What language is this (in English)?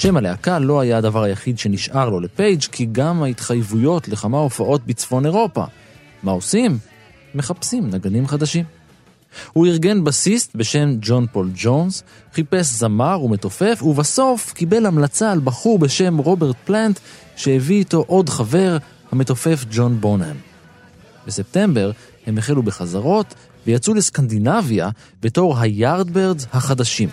Hebrew